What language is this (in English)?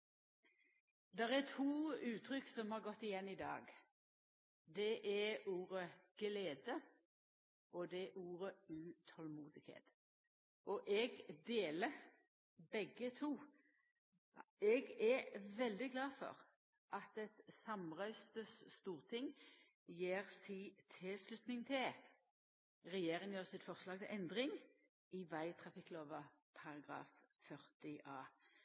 Norwegian Nynorsk